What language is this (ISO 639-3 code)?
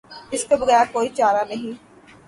urd